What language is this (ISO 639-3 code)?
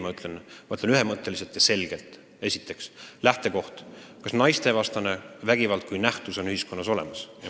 est